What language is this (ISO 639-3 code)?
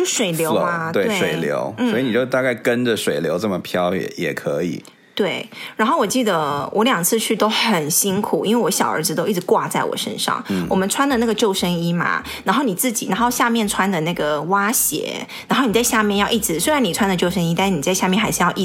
zho